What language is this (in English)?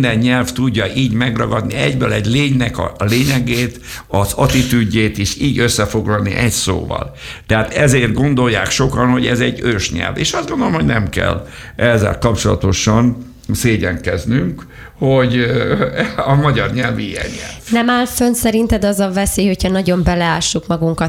Hungarian